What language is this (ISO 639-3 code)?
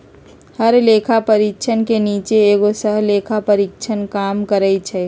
mag